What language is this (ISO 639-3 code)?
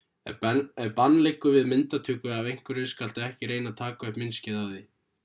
isl